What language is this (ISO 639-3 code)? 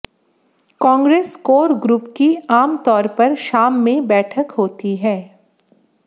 hin